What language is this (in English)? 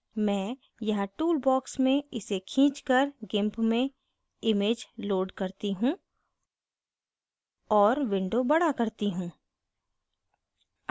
Hindi